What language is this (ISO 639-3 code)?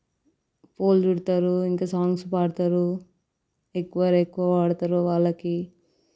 tel